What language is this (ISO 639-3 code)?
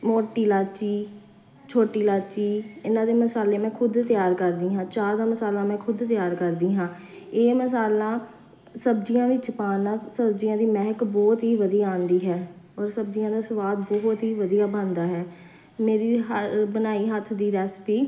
pan